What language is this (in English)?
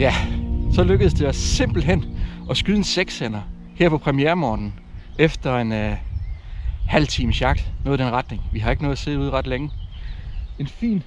Danish